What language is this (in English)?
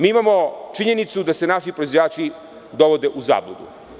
Serbian